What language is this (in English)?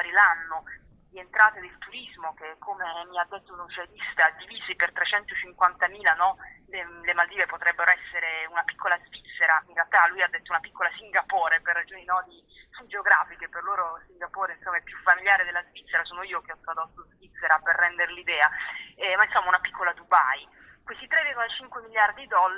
Italian